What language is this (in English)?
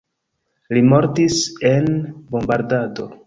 Esperanto